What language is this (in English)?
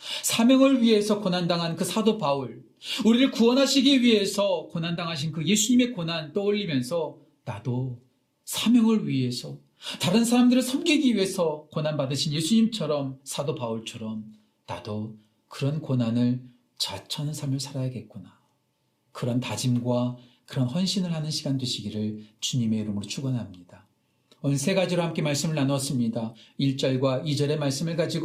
Korean